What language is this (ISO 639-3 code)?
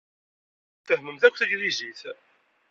kab